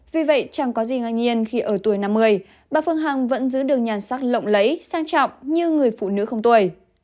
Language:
Vietnamese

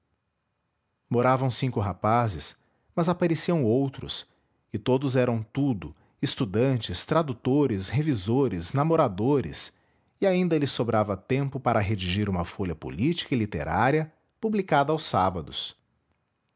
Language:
Portuguese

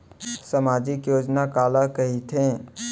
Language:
Chhattisgarhi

